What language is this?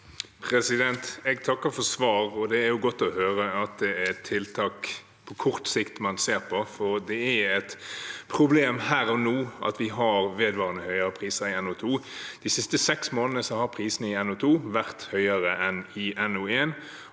Norwegian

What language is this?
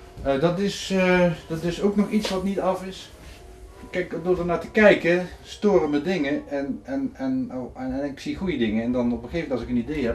Dutch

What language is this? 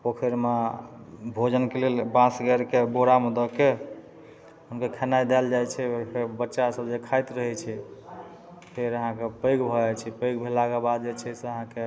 Maithili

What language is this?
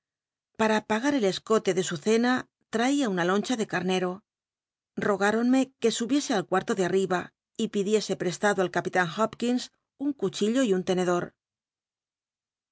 Spanish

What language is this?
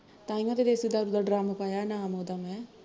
Punjabi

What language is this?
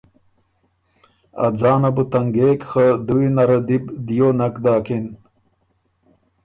Ormuri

